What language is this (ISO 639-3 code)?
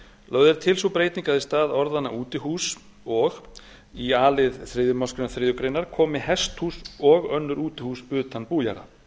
isl